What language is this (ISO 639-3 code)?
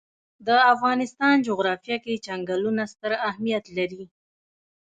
pus